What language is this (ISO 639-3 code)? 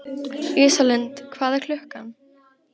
isl